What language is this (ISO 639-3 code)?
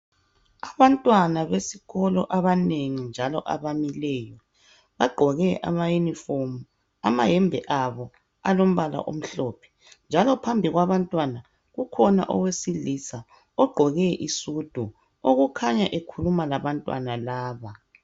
nde